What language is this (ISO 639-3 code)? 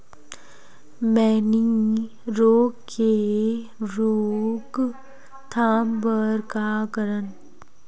hne